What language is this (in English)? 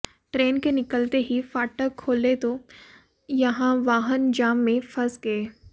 Hindi